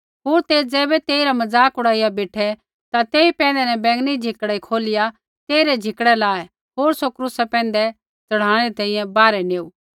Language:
Kullu Pahari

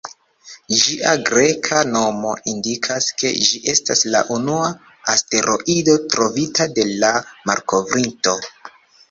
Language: Esperanto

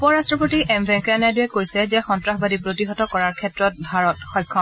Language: Assamese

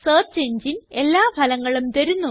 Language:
Malayalam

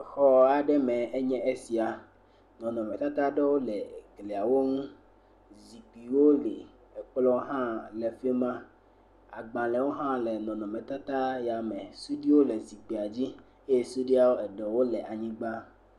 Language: Ewe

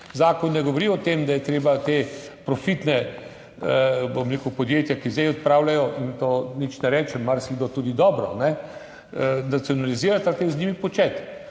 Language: Slovenian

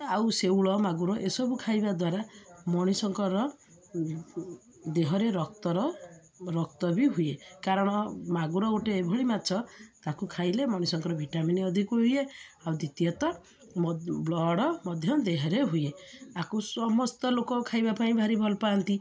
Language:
Odia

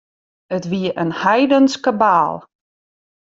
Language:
Western Frisian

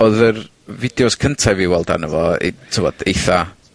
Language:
Welsh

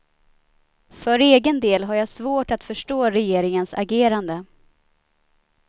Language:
Swedish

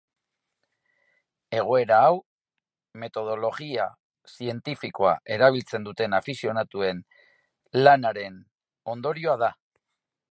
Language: Basque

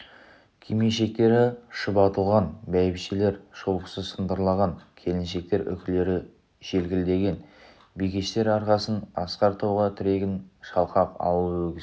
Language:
Kazakh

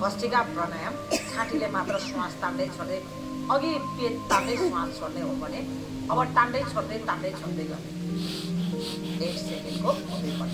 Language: Romanian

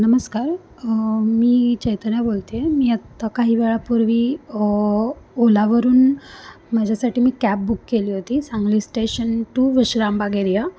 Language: Marathi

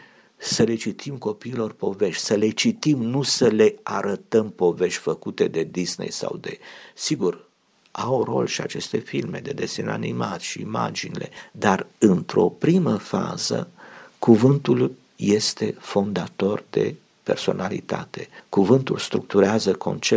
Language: Romanian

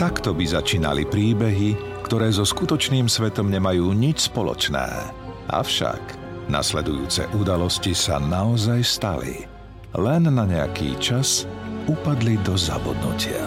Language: Slovak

